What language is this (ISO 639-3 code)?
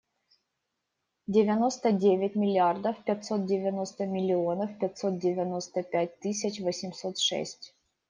rus